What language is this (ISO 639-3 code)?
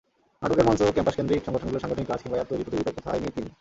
ben